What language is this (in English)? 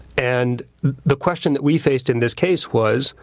English